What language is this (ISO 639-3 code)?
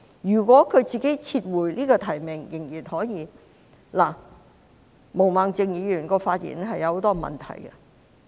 yue